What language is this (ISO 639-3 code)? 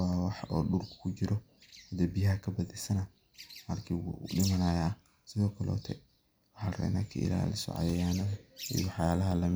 som